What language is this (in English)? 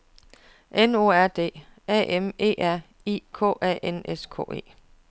Danish